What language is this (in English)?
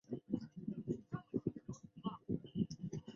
Chinese